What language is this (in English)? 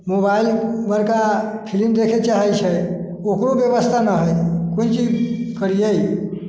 Maithili